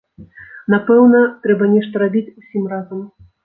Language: Belarusian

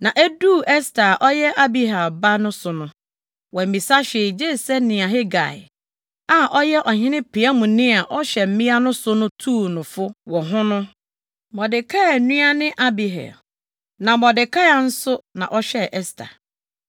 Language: Akan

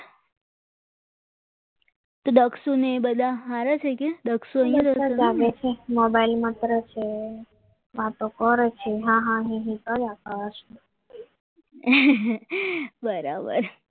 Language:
Gujarati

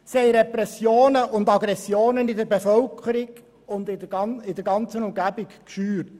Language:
Swiss German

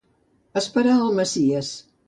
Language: Catalan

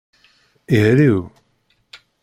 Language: Kabyle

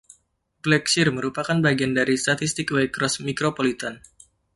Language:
Indonesian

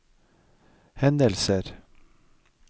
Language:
Norwegian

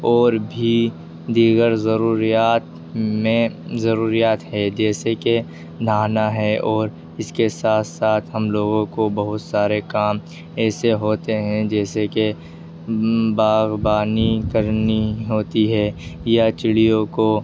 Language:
Urdu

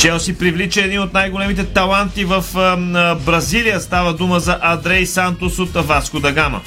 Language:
Bulgarian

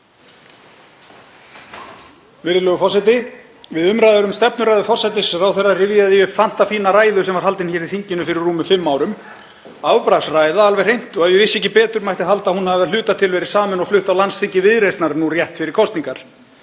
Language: Icelandic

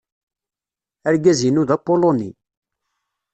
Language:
Kabyle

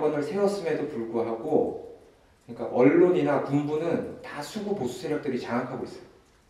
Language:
Korean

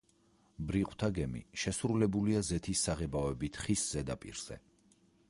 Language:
Georgian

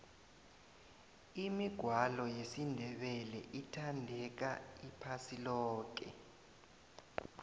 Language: South Ndebele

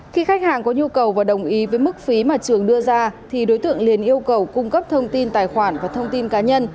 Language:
Vietnamese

